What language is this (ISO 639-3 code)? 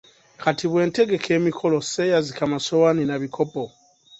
lug